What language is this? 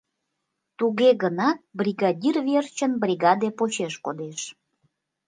Mari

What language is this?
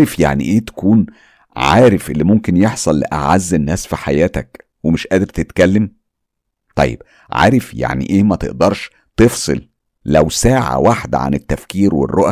Arabic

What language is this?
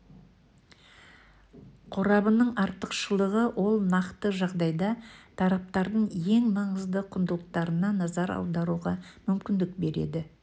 Kazakh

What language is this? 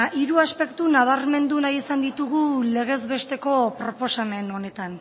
Basque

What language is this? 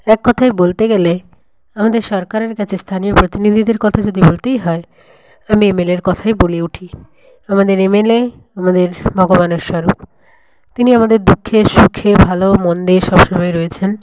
Bangla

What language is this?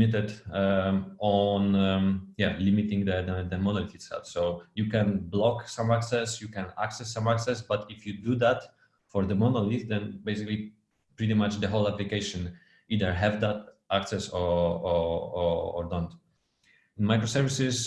English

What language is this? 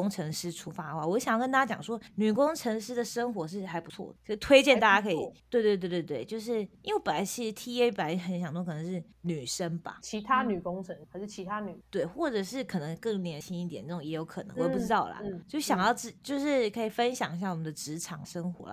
Chinese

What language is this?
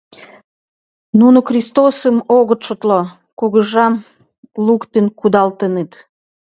Mari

